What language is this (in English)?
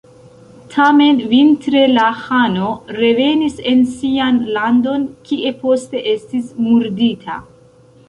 Esperanto